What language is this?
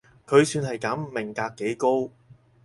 Cantonese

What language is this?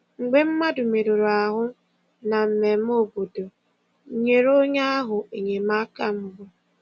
Igbo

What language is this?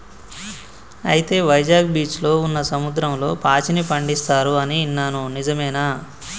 Telugu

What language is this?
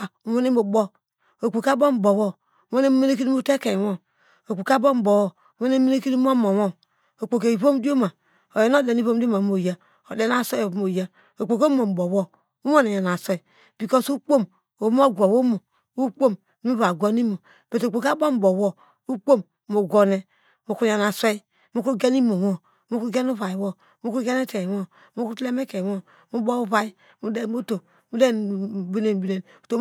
Degema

